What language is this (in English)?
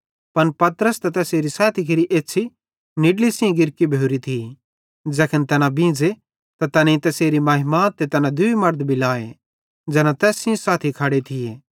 Bhadrawahi